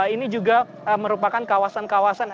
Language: Indonesian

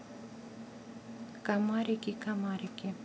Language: Russian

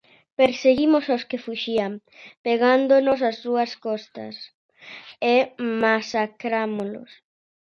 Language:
Galician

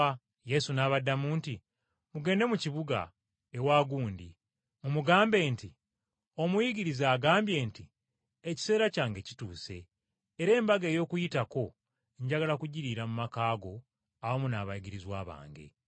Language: Ganda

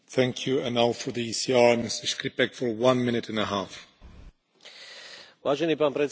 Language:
Slovak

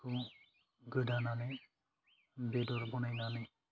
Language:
Bodo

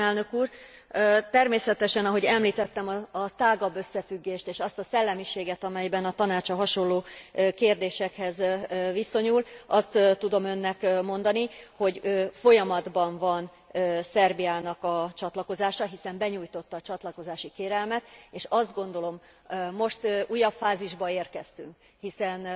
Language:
Hungarian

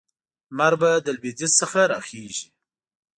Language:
Pashto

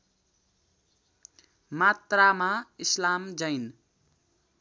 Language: Nepali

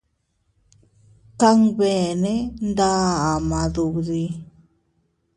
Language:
Teutila Cuicatec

